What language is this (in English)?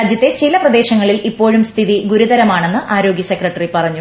Malayalam